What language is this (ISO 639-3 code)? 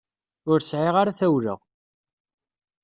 kab